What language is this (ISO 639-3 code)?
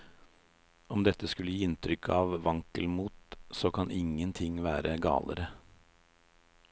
nor